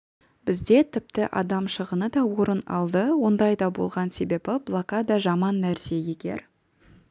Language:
Kazakh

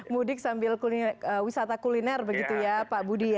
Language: Indonesian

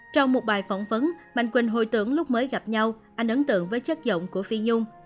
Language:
Vietnamese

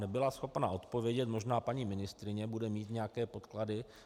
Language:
Czech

